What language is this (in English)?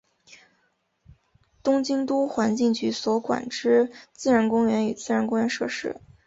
Chinese